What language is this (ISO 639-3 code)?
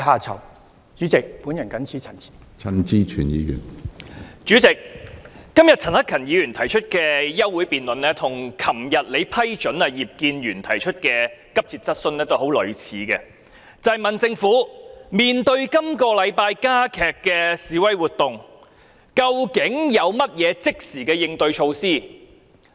yue